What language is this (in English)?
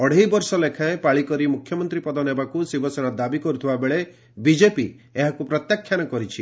Odia